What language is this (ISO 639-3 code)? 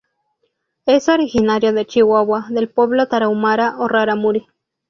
spa